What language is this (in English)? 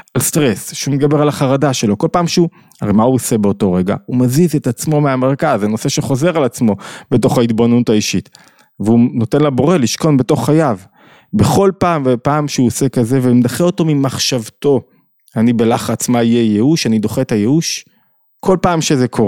Hebrew